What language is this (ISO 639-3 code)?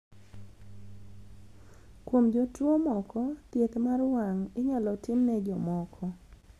luo